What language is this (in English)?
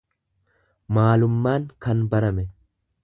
Oromo